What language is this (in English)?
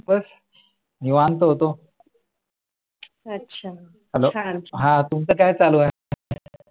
Marathi